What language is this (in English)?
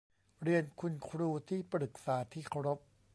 Thai